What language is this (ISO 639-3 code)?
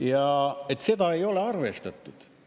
est